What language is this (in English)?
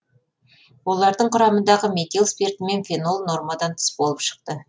Kazakh